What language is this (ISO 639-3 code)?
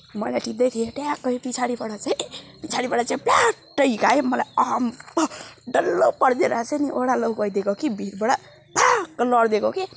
nep